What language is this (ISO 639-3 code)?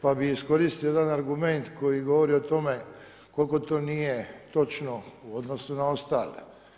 hrv